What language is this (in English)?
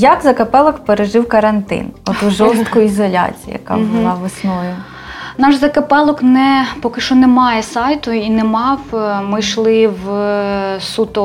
Ukrainian